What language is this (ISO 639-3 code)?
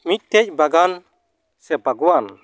sat